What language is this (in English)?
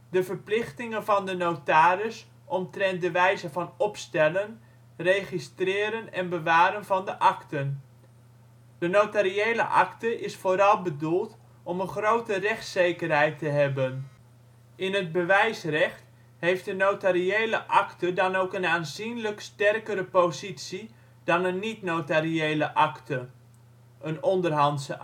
Dutch